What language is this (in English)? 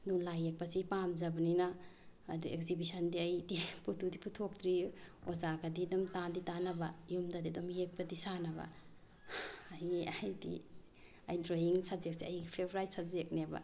Manipuri